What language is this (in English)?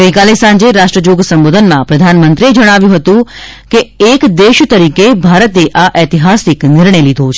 Gujarati